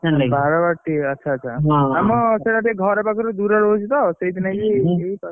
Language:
Odia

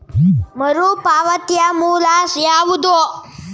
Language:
Kannada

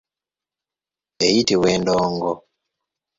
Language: Ganda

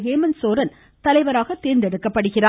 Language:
Tamil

